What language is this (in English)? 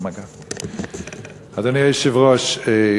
Hebrew